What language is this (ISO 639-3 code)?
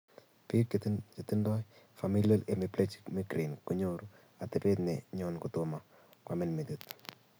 kln